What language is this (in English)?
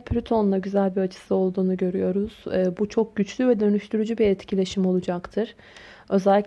Turkish